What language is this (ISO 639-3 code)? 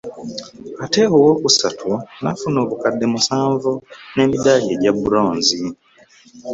lug